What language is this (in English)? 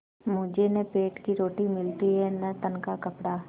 Hindi